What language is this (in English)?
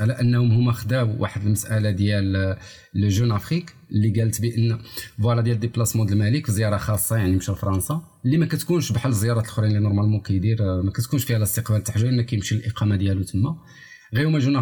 Arabic